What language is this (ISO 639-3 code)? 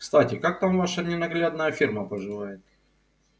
rus